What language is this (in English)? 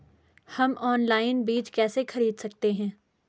Hindi